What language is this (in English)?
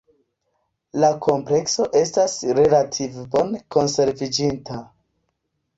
Esperanto